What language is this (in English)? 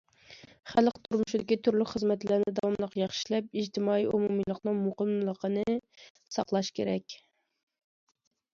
Uyghur